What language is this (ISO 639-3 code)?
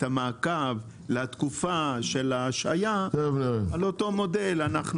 heb